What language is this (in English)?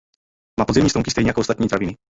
Czech